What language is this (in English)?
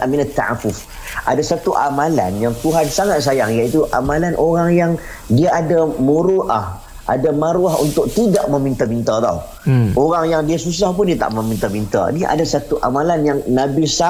Malay